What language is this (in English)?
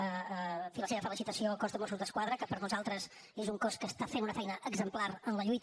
Catalan